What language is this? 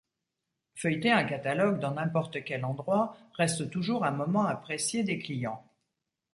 French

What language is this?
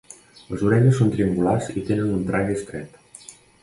Catalan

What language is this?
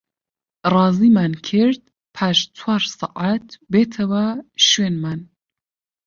Central Kurdish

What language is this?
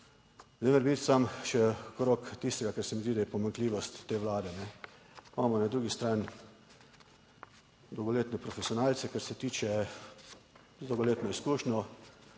Slovenian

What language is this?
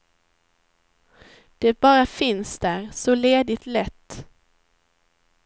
Swedish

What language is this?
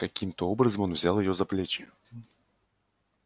Russian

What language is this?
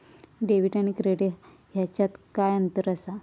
Marathi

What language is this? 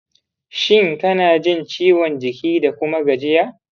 Hausa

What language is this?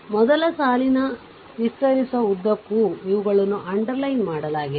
Kannada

